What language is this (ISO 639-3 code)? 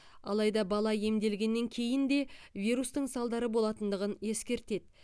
kaz